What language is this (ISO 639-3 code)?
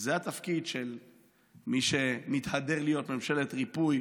heb